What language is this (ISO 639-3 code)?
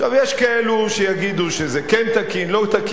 heb